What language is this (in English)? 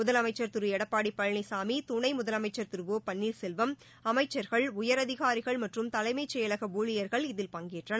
Tamil